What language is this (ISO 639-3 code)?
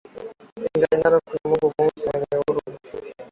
swa